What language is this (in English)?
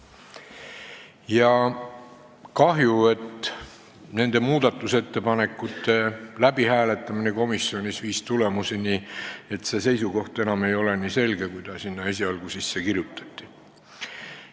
Estonian